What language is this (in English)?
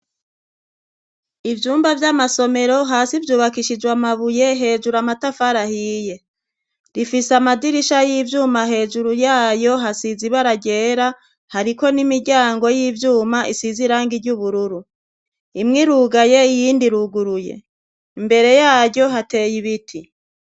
Rundi